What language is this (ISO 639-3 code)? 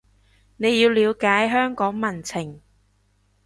yue